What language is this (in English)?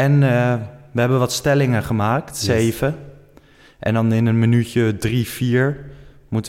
Dutch